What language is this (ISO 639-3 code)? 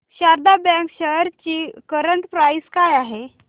mar